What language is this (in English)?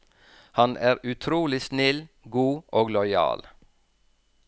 Norwegian